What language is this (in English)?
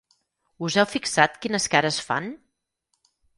Catalan